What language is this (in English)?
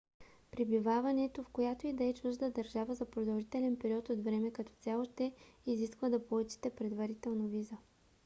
Bulgarian